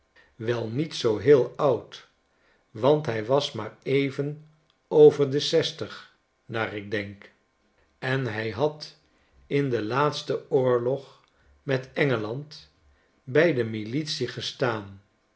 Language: Dutch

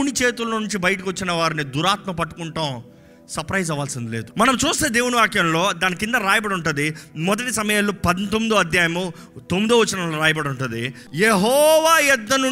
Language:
Telugu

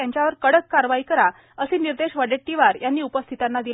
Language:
Marathi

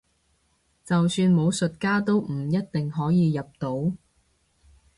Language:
Cantonese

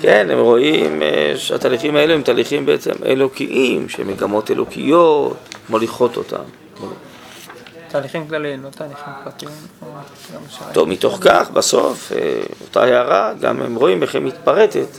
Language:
Hebrew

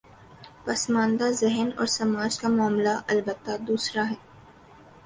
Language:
Urdu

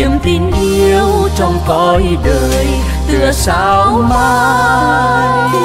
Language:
Vietnamese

